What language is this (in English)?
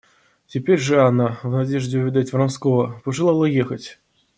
Russian